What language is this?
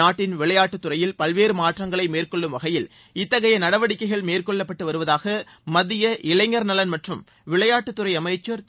Tamil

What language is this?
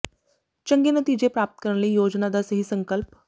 Punjabi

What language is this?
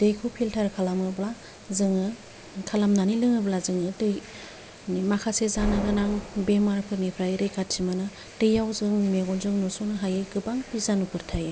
Bodo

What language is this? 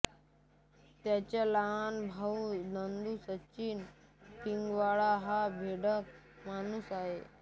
Marathi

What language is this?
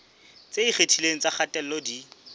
Southern Sotho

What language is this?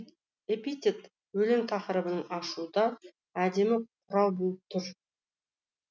Kazakh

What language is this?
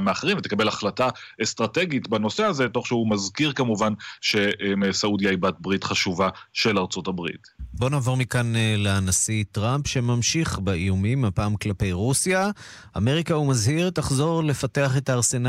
Hebrew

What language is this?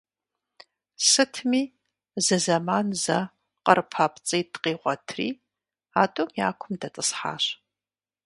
Kabardian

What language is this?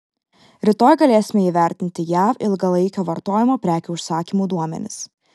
Lithuanian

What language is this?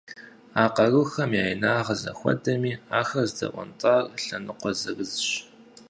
Kabardian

